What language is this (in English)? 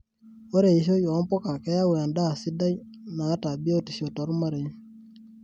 Masai